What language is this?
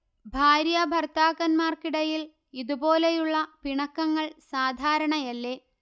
Malayalam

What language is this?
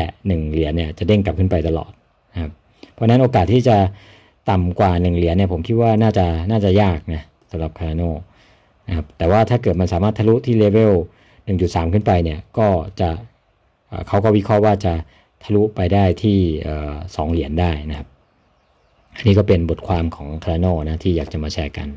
Thai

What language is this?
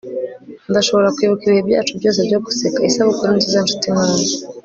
Kinyarwanda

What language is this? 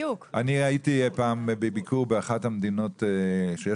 Hebrew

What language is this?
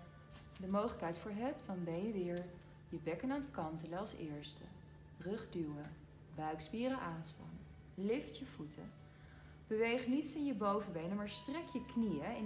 Dutch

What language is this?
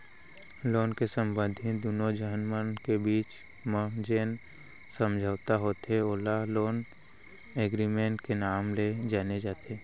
Chhattisgarhi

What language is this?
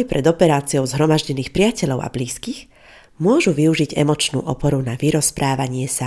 Slovak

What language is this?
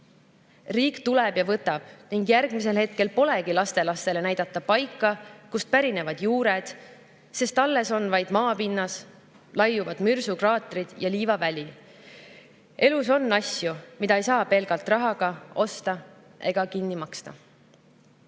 Estonian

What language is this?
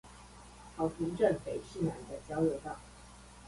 Chinese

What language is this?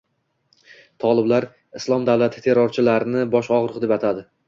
Uzbek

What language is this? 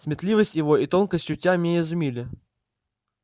Russian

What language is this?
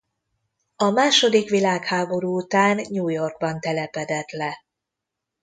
Hungarian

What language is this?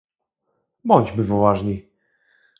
Polish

